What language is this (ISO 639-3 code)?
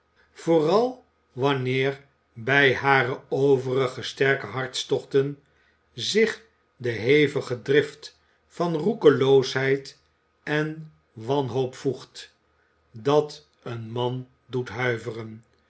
nld